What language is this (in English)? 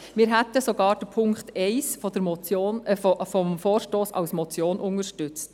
Swiss German